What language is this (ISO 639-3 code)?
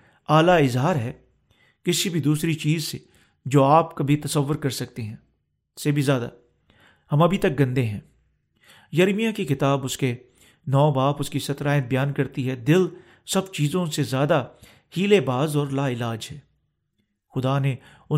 urd